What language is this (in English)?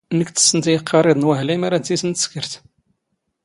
Standard Moroccan Tamazight